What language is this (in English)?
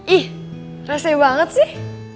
Indonesian